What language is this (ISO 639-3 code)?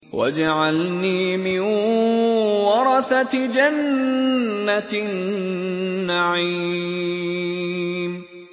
ara